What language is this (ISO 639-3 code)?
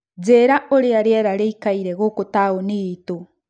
kik